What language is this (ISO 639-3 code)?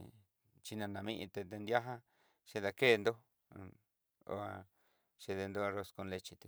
mxy